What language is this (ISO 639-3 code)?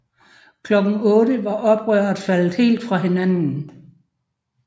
dan